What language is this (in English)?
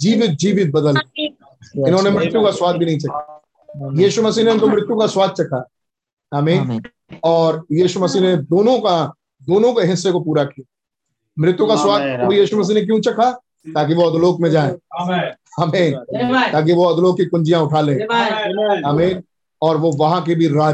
Hindi